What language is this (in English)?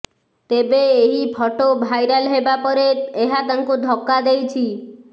Odia